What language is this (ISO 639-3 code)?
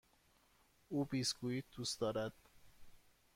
fas